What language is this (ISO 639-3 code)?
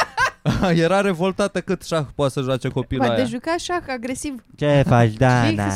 ron